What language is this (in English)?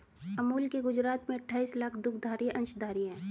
Hindi